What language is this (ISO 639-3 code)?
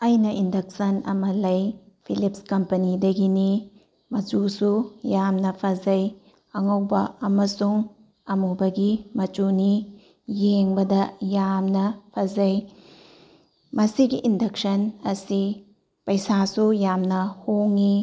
mni